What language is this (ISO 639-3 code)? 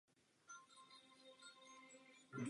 ces